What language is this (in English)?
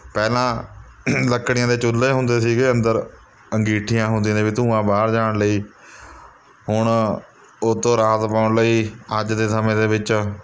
Punjabi